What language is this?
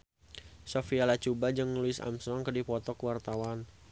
Sundanese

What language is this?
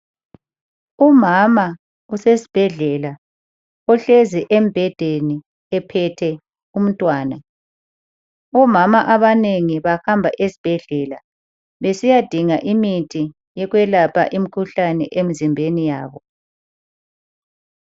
North Ndebele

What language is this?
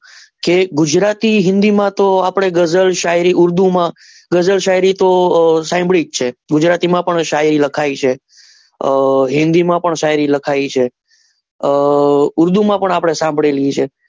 Gujarati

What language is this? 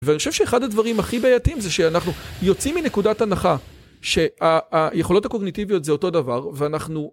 Hebrew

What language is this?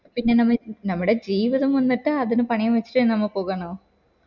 Malayalam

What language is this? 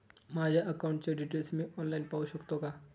Marathi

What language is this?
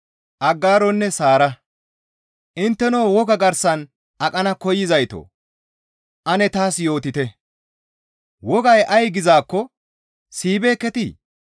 Gamo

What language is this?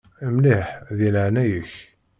Kabyle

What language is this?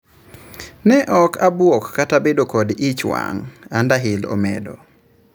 Luo (Kenya and Tanzania)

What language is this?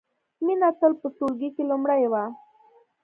Pashto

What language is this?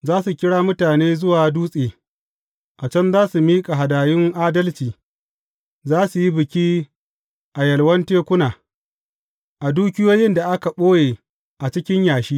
Hausa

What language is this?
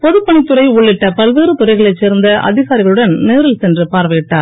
Tamil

